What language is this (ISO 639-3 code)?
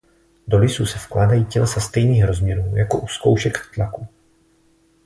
ces